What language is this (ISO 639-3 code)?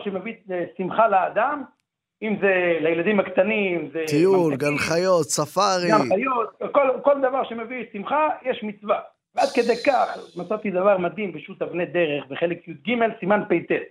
heb